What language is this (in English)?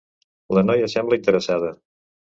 Catalan